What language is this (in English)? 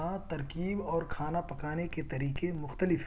Urdu